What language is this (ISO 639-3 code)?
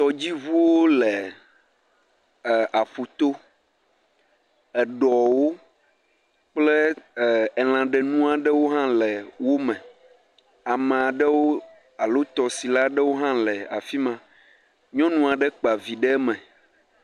ewe